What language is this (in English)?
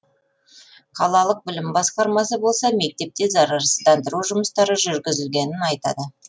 Kazakh